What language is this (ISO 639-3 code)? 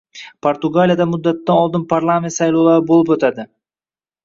uzb